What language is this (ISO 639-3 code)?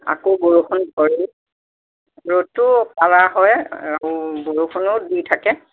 asm